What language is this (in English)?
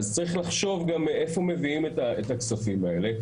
Hebrew